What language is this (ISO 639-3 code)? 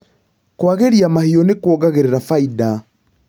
kik